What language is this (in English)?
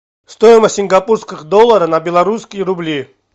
Russian